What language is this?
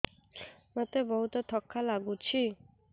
Odia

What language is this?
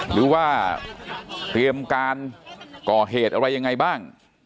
Thai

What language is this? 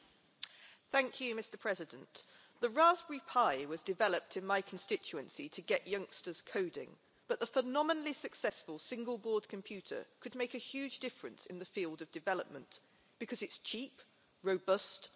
English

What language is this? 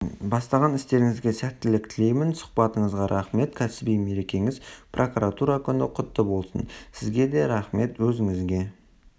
Kazakh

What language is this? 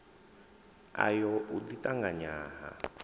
Venda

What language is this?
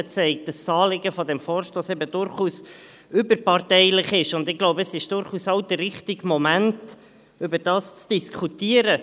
Swiss German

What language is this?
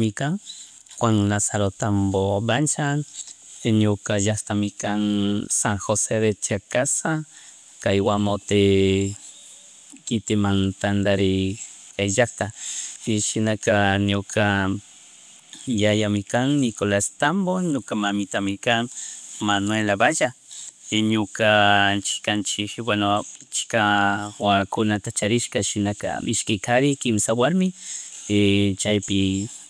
Chimborazo Highland Quichua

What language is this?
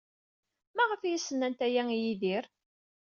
Kabyle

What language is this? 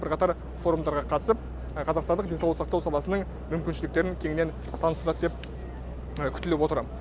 Kazakh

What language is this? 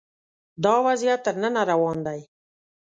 Pashto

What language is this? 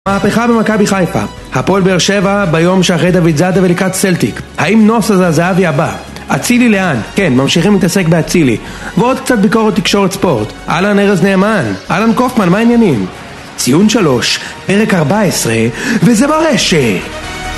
Hebrew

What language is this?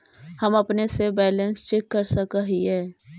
Magahi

